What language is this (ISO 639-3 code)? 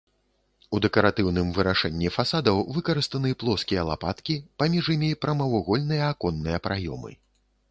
bel